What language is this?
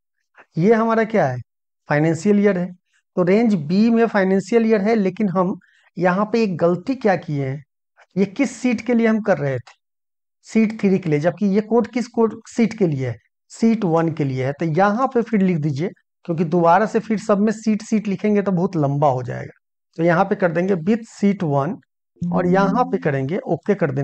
Hindi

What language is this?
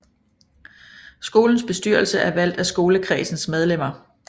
Danish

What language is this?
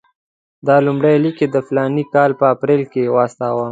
Pashto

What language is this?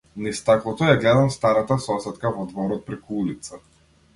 Macedonian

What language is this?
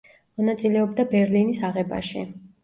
Georgian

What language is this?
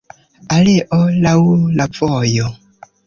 Esperanto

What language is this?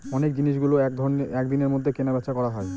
Bangla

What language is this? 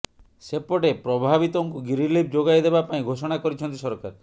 Odia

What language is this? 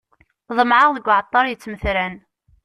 Kabyle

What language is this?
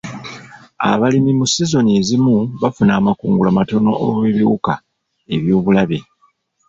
Ganda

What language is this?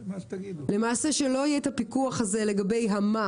Hebrew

